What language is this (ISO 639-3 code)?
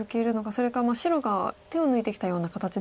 jpn